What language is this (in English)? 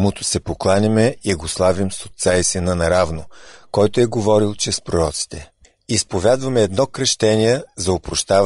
Bulgarian